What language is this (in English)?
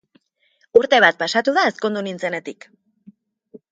Basque